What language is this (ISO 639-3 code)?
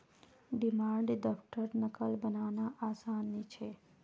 mag